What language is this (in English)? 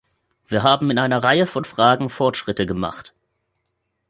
German